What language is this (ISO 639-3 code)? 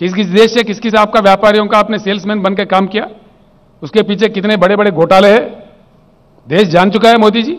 hin